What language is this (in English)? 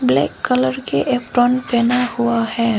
Hindi